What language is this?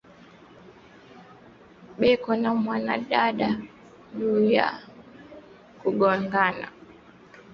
Swahili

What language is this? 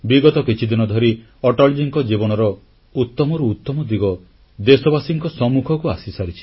Odia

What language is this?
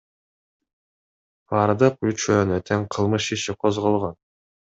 Kyrgyz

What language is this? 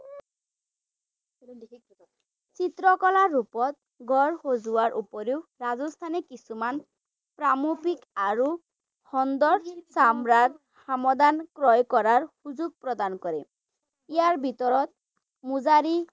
Assamese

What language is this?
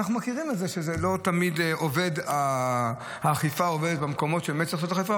Hebrew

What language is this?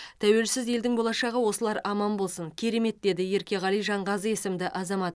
Kazakh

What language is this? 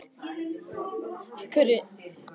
Icelandic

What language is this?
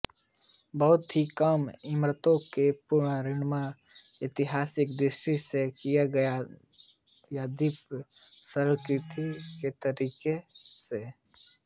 Hindi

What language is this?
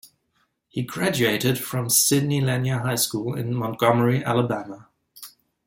English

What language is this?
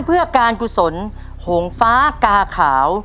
Thai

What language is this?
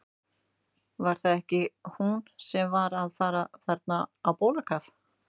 Icelandic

